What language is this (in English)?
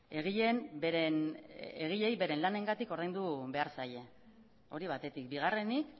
Basque